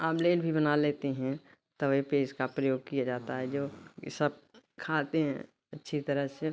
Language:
Hindi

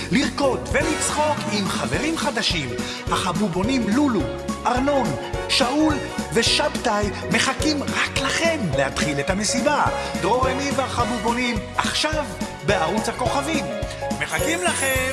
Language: Hebrew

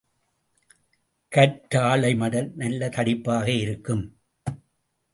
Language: Tamil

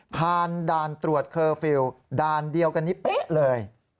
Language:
Thai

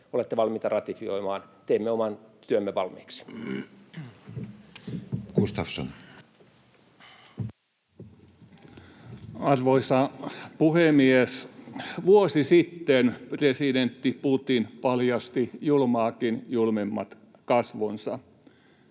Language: Finnish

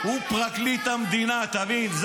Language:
Hebrew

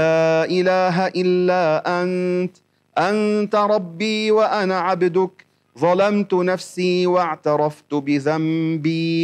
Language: Arabic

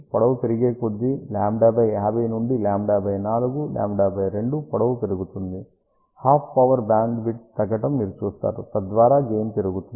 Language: Telugu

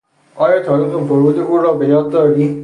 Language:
Persian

